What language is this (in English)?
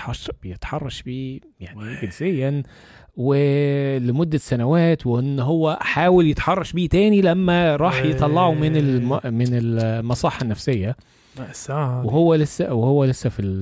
Arabic